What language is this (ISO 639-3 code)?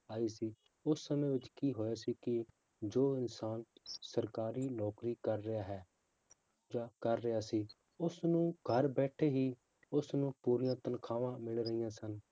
pan